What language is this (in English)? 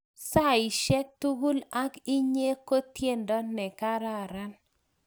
Kalenjin